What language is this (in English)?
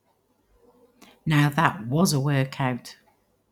English